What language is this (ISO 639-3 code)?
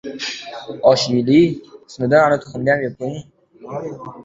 uzb